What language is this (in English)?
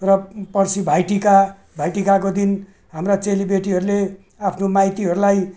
Nepali